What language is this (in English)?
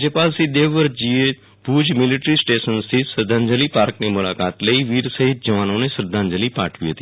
Gujarati